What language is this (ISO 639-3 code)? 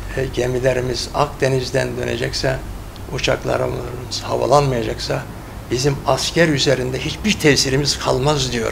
tur